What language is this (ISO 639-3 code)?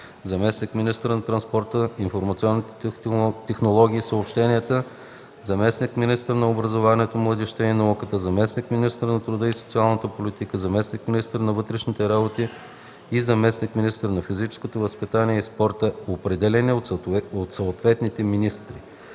bul